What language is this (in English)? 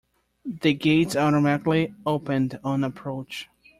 English